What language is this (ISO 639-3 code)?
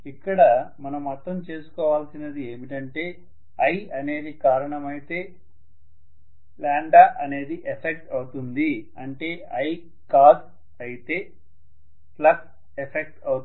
tel